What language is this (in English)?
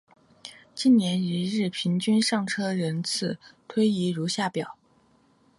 Chinese